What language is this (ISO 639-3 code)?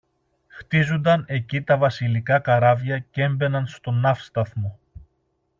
ell